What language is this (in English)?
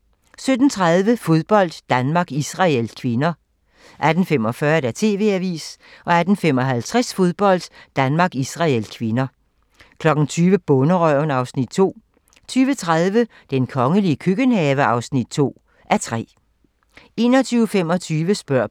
Danish